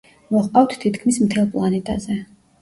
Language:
Georgian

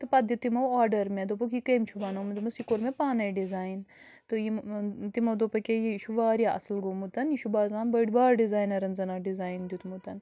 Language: Kashmiri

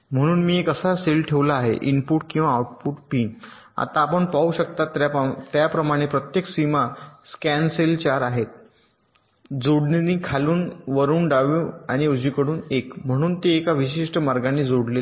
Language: Marathi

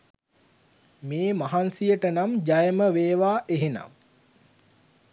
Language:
Sinhala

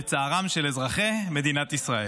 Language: Hebrew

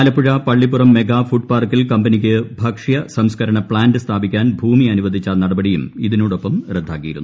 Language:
Malayalam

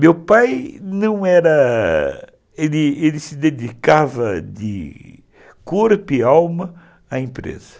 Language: Portuguese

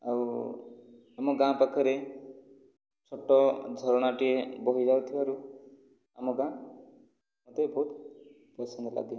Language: Odia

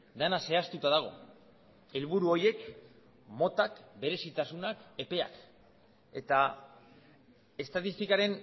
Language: Basque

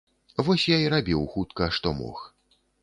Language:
Belarusian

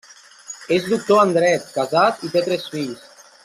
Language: Catalan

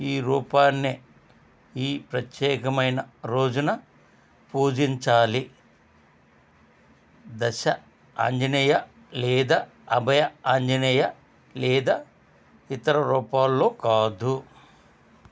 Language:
Telugu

